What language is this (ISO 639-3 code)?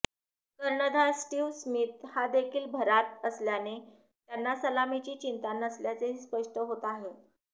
mar